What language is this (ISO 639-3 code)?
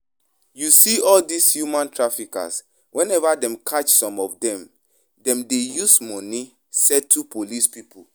pcm